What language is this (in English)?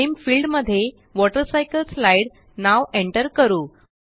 Marathi